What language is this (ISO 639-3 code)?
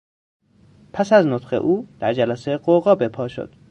fas